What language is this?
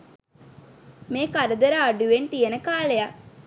Sinhala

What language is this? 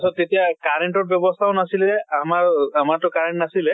Assamese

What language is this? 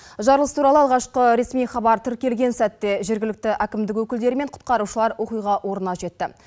Kazakh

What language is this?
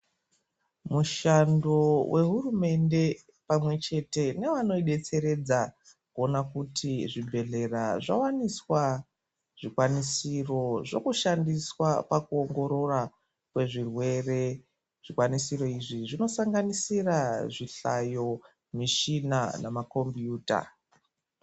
Ndau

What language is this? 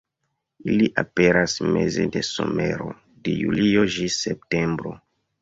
Esperanto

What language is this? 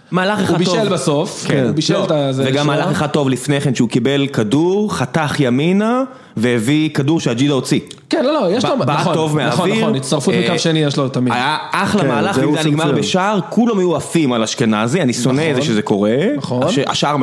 Hebrew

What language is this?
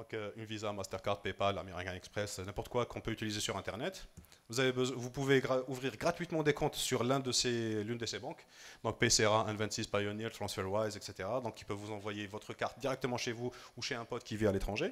French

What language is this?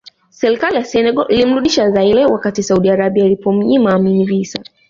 Swahili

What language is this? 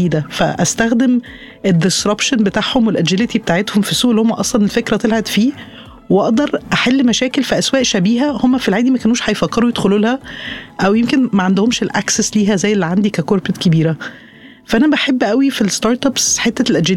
Arabic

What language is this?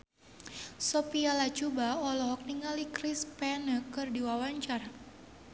Sundanese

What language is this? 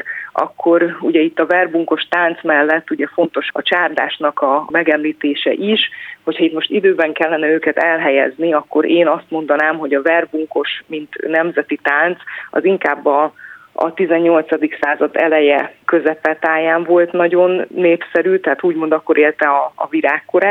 Hungarian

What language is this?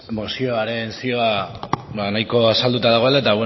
Basque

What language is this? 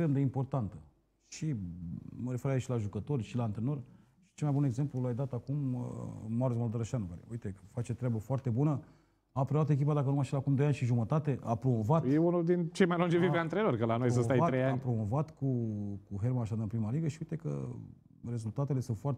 Romanian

